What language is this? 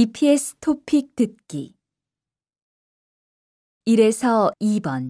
Korean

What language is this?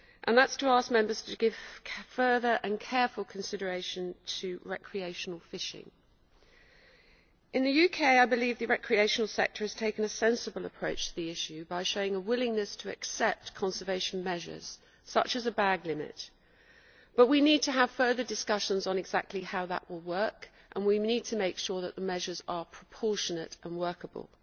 English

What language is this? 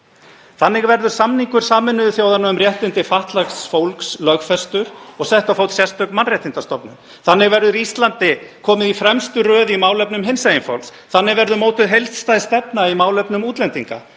Icelandic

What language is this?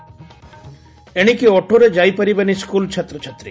Odia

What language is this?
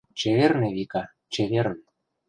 Mari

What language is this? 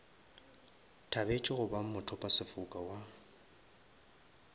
Northern Sotho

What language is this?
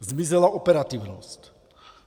Czech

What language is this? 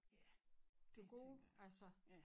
Danish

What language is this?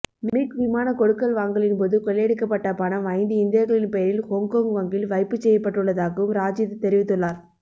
Tamil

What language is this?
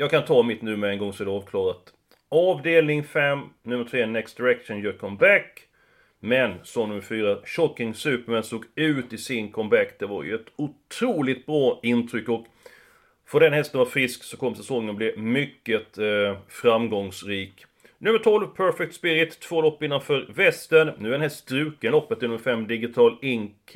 Swedish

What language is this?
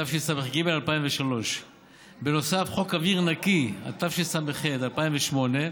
Hebrew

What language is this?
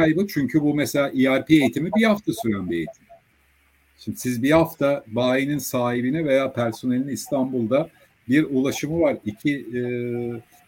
Turkish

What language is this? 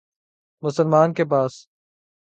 Urdu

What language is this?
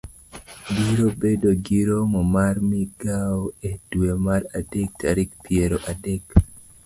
Luo (Kenya and Tanzania)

